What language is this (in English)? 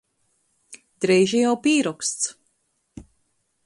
Latgalian